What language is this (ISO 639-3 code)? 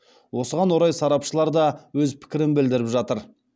kaz